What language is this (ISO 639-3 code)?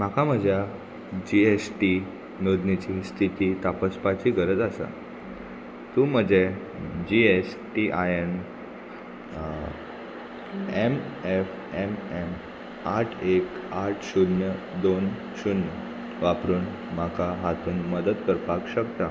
kok